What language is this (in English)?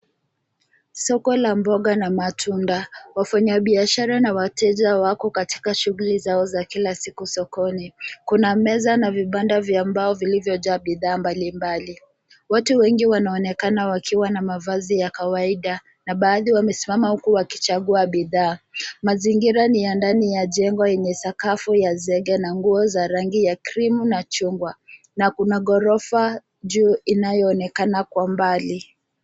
Swahili